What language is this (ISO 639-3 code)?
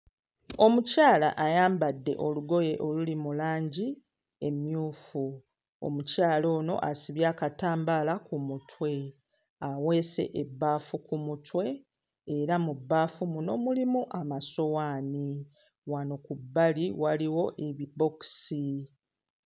lug